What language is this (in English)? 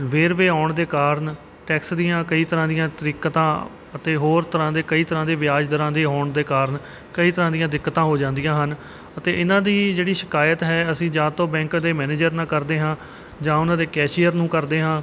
Punjabi